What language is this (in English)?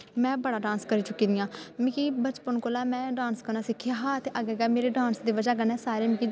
Dogri